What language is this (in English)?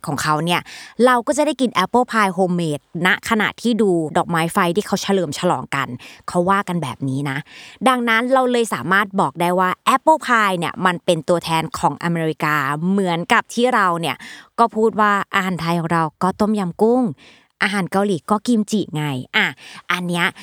Thai